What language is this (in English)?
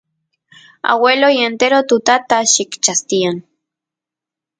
Santiago del Estero Quichua